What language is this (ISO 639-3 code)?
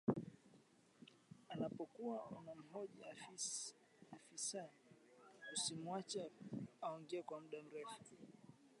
swa